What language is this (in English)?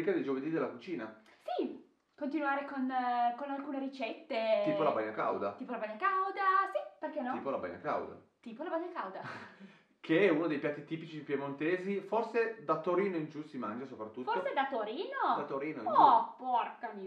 Italian